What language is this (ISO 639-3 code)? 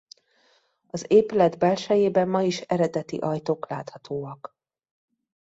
hun